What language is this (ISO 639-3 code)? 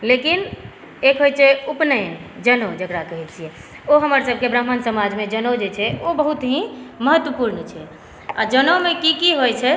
mai